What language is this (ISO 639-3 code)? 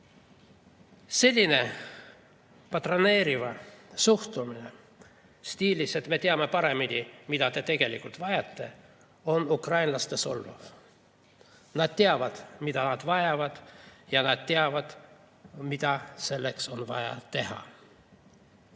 est